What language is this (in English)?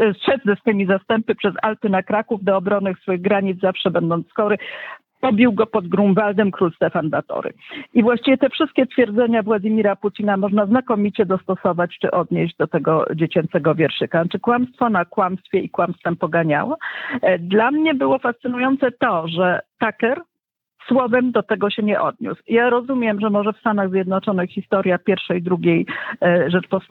Polish